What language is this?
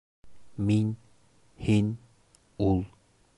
Bashkir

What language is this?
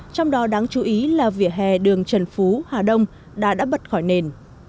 Vietnamese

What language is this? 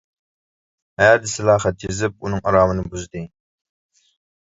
Uyghur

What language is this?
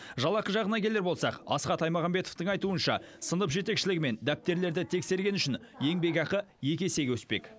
Kazakh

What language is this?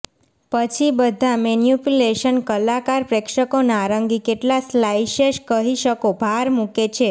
Gujarati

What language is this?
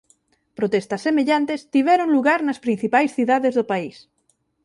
Galician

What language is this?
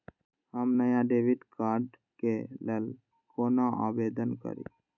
Maithili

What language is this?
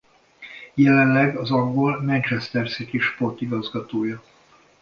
Hungarian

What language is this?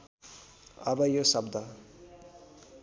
Nepali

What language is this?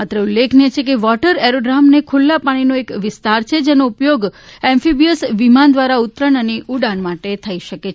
Gujarati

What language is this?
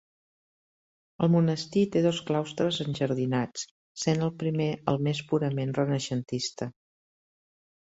Catalan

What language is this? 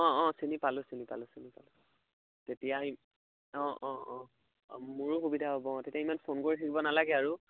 Assamese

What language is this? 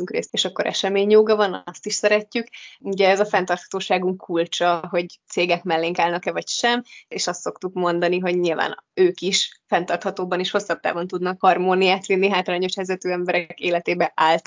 Hungarian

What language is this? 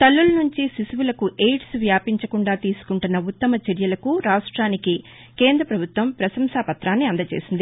Telugu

